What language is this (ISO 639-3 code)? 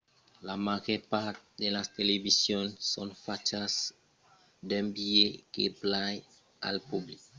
oci